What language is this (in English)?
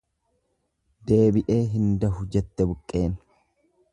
Oromo